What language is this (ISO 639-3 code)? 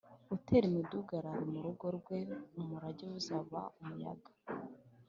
kin